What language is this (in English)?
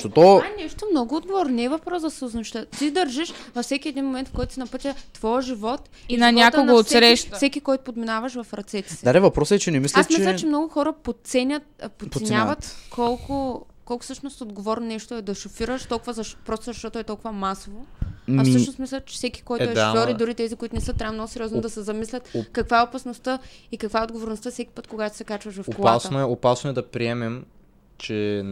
Bulgarian